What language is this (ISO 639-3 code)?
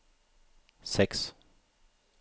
nor